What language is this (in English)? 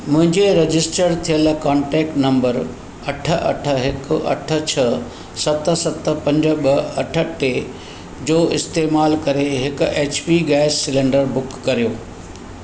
Sindhi